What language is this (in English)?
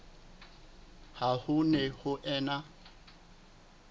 Southern Sotho